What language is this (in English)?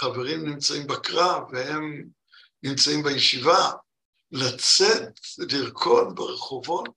Hebrew